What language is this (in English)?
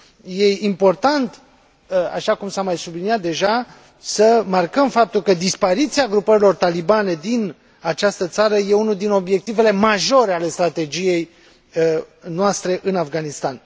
Romanian